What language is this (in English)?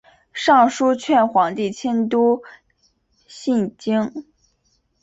Chinese